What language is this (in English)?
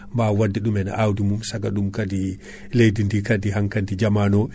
Fula